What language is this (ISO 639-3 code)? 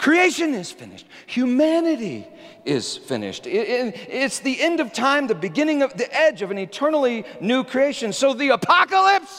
eng